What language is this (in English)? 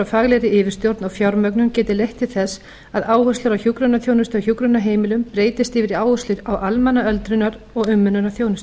Icelandic